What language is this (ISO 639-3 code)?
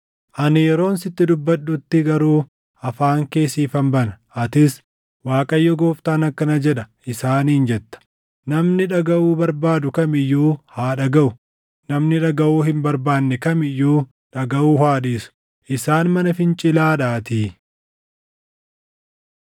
orm